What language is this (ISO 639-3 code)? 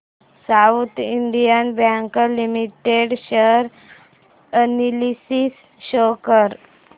mar